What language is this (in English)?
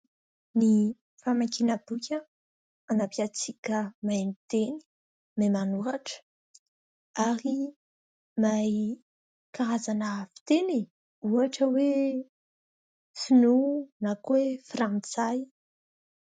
Malagasy